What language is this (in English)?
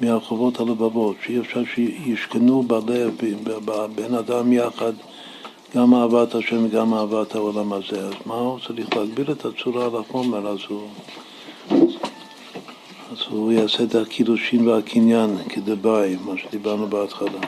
Hebrew